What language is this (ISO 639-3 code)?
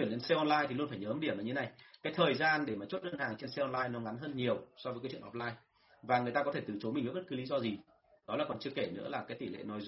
vie